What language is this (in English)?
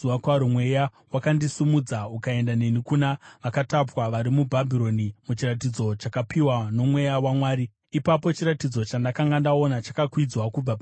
Shona